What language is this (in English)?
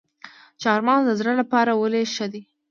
Pashto